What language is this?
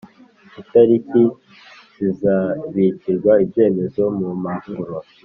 Kinyarwanda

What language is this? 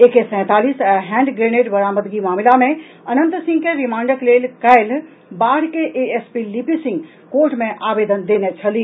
Maithili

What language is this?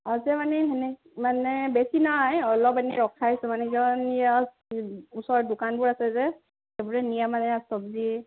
Assamese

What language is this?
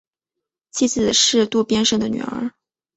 Chinese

